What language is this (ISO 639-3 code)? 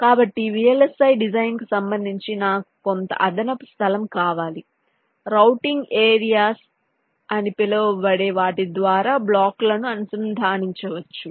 tel